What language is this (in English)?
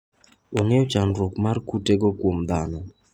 Luo (Kenya and Tanzania)